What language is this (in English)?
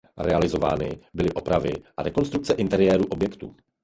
Czech